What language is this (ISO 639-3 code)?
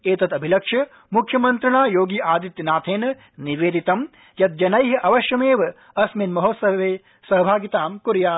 san